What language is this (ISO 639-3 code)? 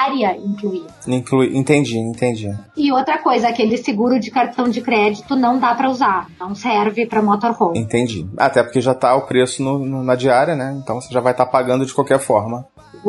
por